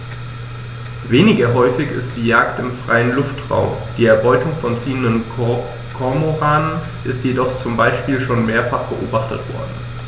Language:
German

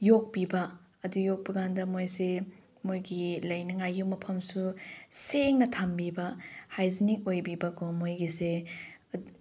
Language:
Manipuri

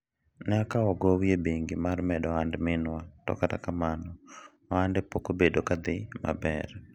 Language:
Luo (Kenya and Tanzania)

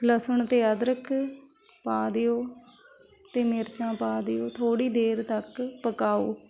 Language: Punjabi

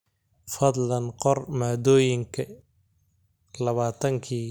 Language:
Somali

